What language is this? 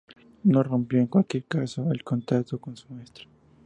Spanish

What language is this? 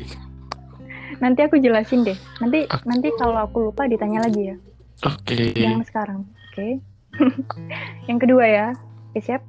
Indonesian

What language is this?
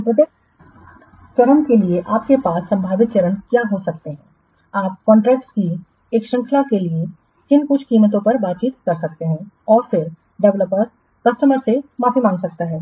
Hindi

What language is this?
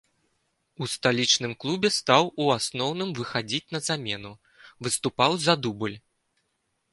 Belarusian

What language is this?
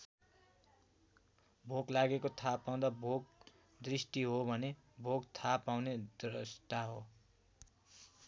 Nepali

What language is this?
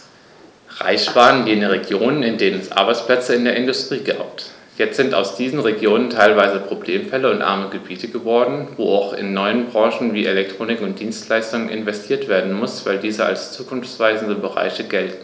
German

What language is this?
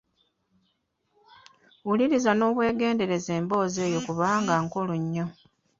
Ganda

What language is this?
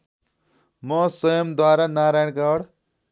Nepali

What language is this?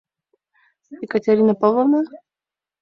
Mari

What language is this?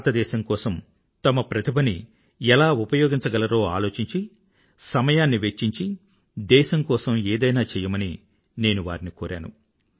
Telugu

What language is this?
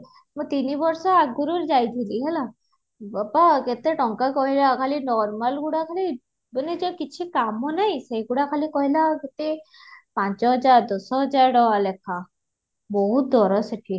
Odia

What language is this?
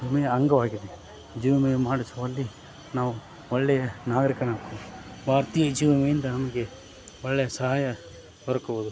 Kannada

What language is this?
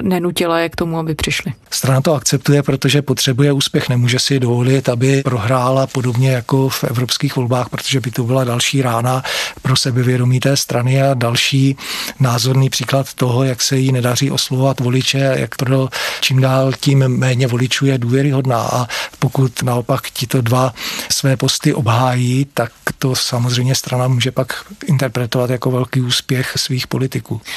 Czech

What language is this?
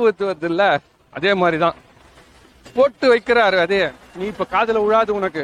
Tamil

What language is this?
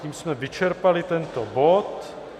Czech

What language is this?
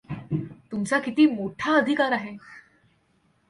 Marathi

